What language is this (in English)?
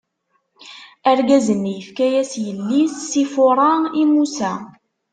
Kabyle